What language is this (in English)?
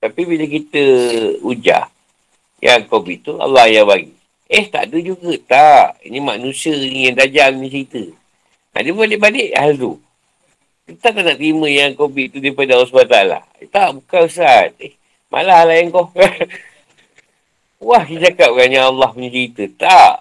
Malay